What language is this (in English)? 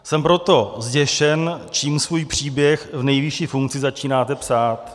Czech